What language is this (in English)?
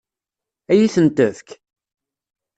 Kabyle